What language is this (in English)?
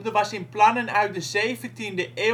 Dutch